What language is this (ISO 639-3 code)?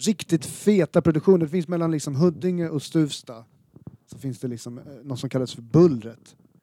swe